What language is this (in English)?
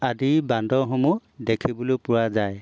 Assamese